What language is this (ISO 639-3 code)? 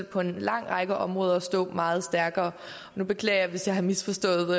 dan